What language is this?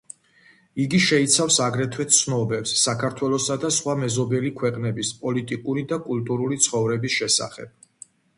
Georgian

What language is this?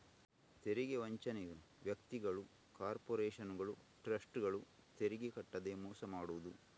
Kannada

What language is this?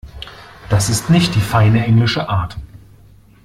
German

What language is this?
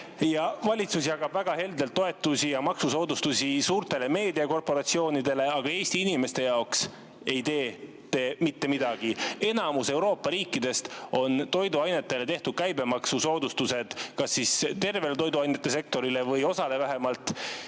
Estonian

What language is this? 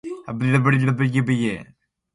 Borgu Fulfulde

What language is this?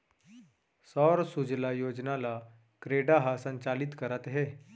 Chhattisgarhi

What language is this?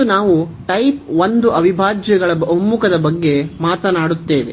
Kannada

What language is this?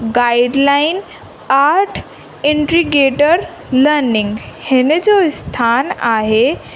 Sindhi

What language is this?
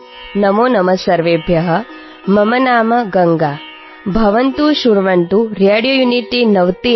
Telugu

